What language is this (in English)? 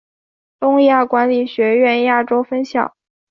Chinese